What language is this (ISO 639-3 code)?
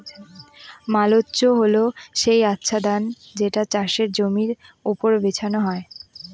ben